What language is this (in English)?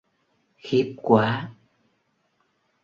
Vietnamese